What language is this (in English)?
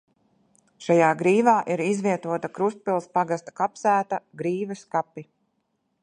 Latvian